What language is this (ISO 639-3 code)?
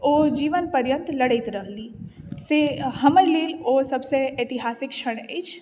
mai